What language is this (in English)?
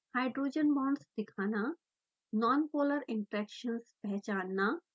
Hindi